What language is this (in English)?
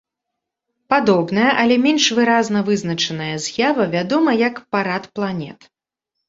Belarusian